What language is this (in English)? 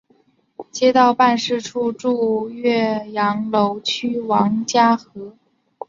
Chinese